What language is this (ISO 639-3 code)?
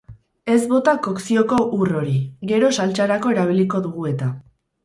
eus